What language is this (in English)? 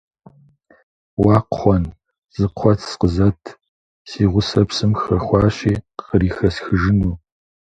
Kabardian